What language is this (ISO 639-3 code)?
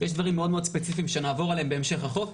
heb